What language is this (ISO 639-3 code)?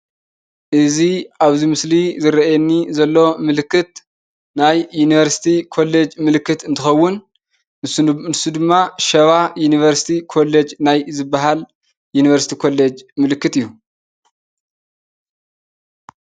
tir